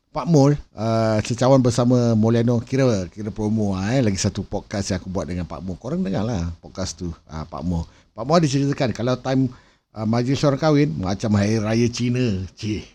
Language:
Malay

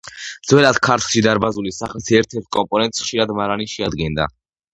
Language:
Georgian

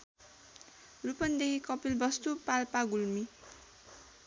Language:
Nepali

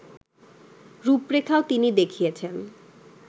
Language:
Bangla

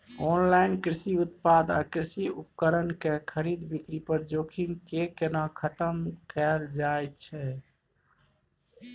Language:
Maithili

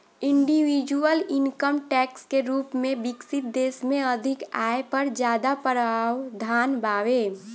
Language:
Bhojpuri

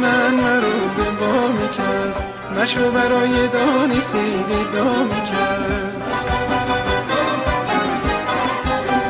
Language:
Persian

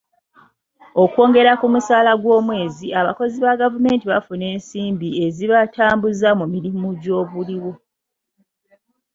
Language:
Ganda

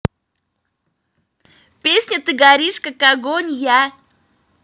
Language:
Russian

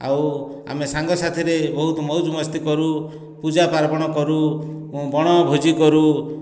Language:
Odia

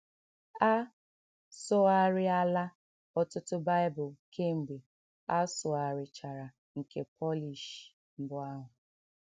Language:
Igbo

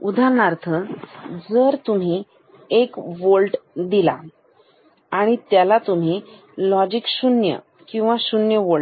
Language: Marathi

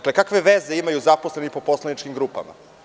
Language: Serbian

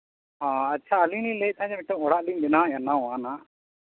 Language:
Santali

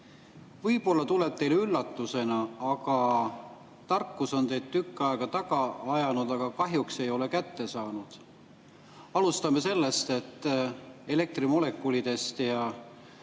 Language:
Estonian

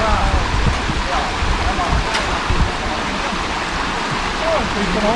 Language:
Vietnamese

